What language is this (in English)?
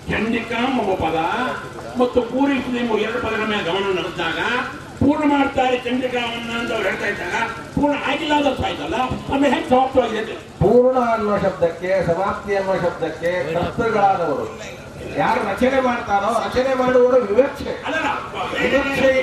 Kannada